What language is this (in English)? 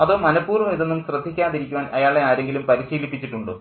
Malayalam